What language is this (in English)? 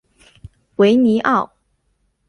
Chinese